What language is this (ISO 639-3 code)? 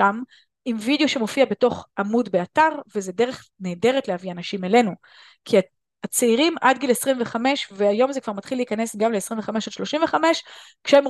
heb